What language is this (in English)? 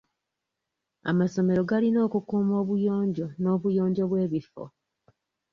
Ganda